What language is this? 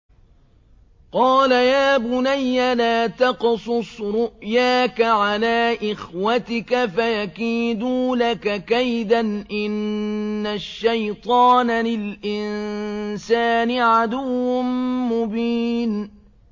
Arabic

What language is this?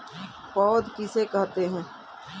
Hindi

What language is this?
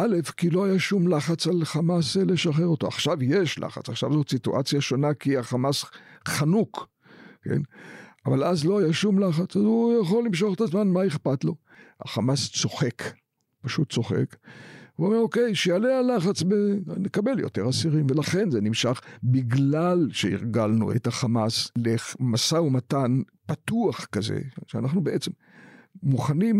Hebrew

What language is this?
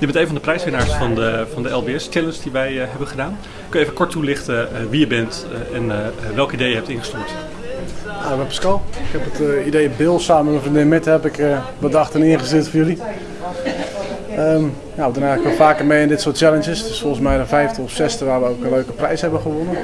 Dutch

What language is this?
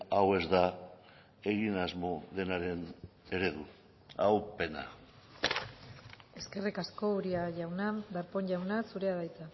Basque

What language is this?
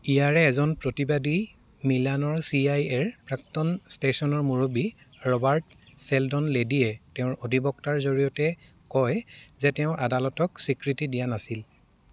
Assamese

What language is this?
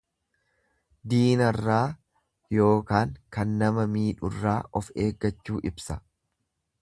Oromo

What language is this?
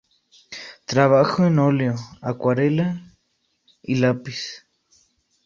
Spanish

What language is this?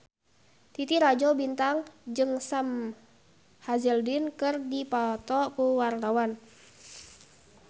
Sundanese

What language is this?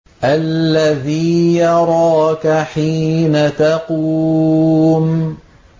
Arabic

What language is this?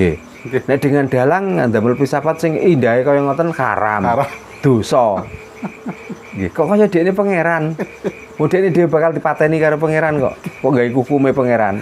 Indonesian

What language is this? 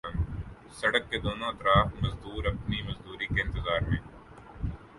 Urdu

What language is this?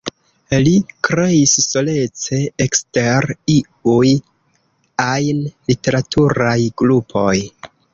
Esperanto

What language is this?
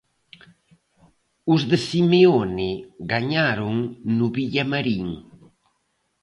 Galician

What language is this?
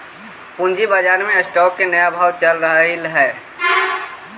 Magahi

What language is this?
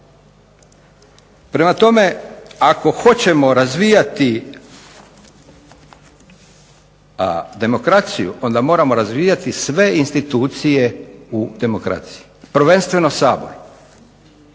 Croatian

